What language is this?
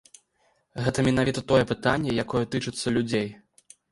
Belarusian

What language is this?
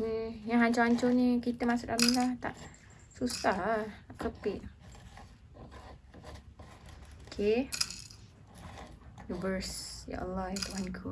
Malay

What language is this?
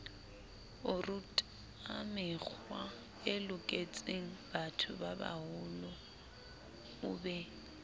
Southern Sotho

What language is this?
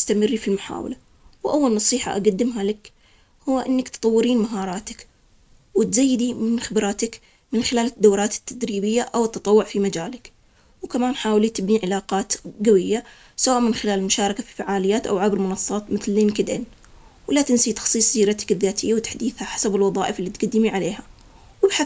Omani Arabic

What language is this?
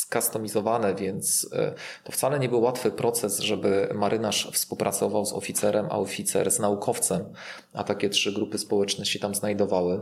Polish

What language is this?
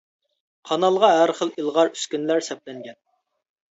Uyghur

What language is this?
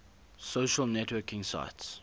English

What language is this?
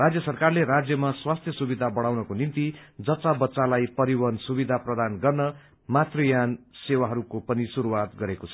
Nepali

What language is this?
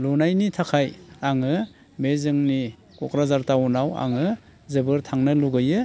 Bodo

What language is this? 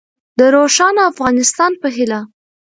Pashto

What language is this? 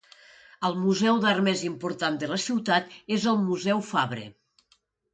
Catalan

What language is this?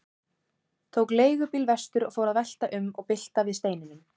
Icelandic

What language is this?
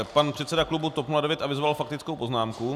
Czech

